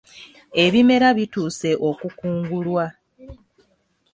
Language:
Ganda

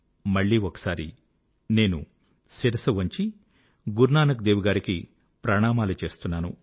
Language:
Telugu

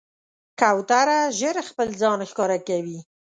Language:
Pashto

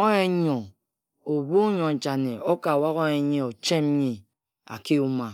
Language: Ejagham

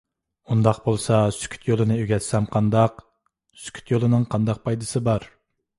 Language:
Uyghur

